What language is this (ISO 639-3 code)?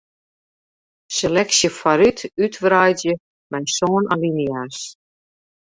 fry